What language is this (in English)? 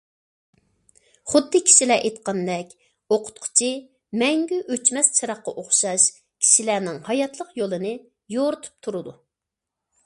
Uyghur